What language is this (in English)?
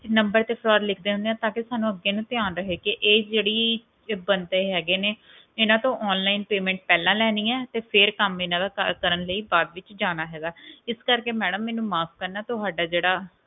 Punjabi